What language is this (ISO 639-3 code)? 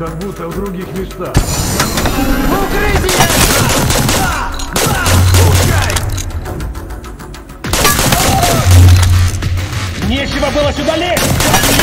rus